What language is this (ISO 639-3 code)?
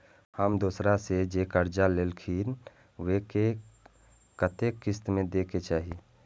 mai